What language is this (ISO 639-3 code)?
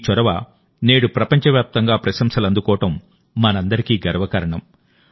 tel